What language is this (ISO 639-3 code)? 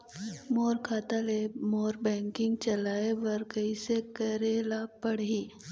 hne